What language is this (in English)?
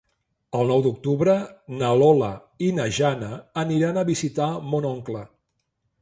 Catalan